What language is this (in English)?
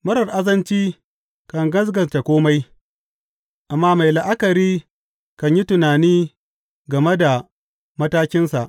Hausa